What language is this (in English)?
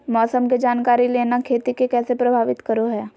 Magahi